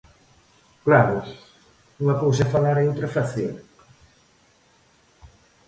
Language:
Galician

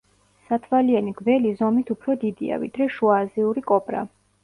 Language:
Georgian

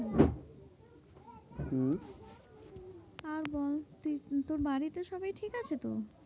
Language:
Bangla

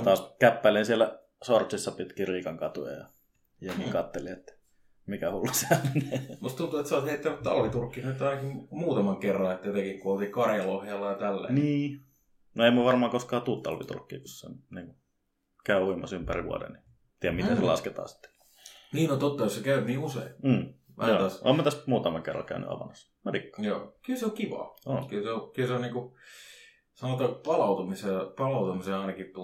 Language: Finnish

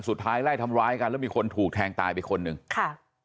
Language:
Thai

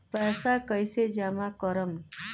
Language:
Bhojpuri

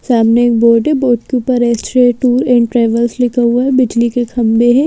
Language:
Hindi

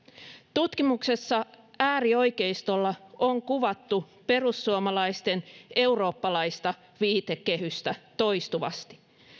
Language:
Finnish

